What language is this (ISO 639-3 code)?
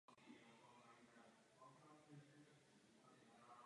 ces